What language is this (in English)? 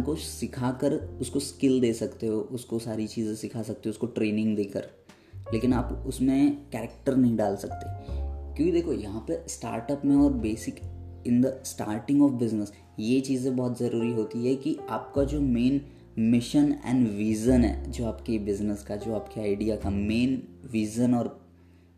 Hindi